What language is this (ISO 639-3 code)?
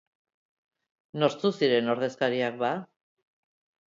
eus